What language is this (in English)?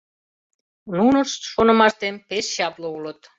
Mari